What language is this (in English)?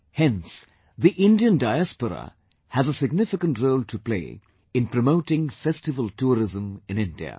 English